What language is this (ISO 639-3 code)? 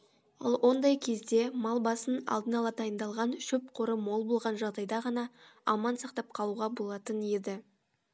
kaz